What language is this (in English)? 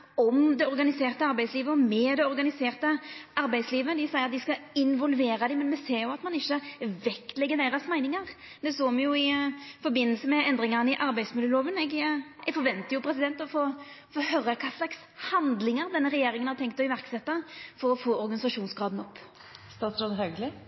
Norwegian Nynorsk